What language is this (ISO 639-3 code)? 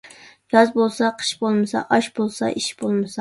uig